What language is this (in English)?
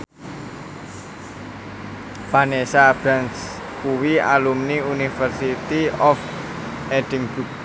Javanese